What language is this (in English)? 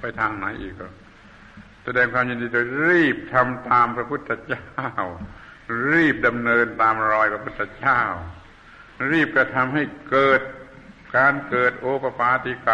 Thai